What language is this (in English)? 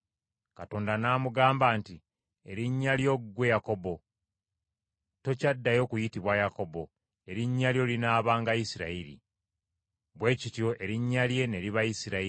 Ganda